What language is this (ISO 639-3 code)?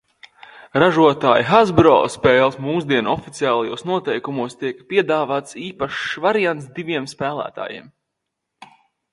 lav